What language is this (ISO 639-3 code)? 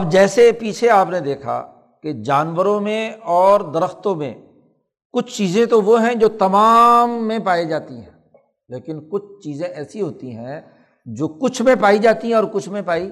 urd